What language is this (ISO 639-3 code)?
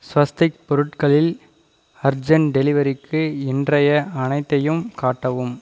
tam